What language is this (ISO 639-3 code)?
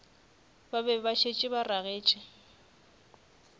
nso